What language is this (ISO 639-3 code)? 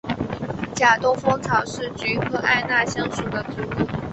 zho